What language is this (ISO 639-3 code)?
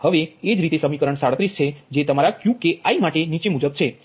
guj